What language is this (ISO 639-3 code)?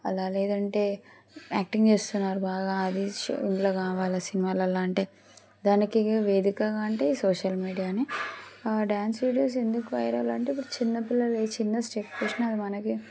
tel